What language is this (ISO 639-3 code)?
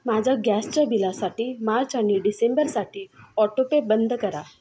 mar